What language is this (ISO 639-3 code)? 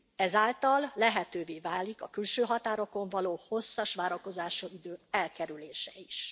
hun